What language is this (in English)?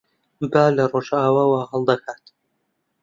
Central Kurdish